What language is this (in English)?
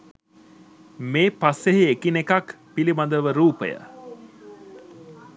Sinhala